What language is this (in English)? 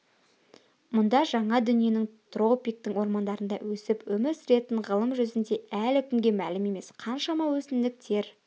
Kazakh